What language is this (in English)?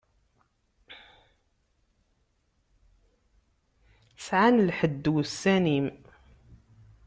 Kabyle